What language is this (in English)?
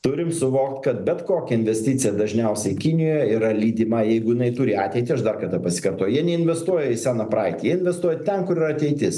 Lithuanian